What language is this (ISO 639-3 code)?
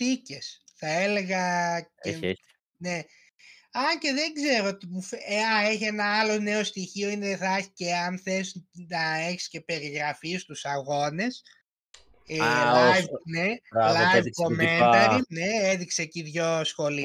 ell